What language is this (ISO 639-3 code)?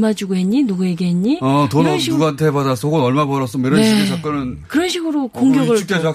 kor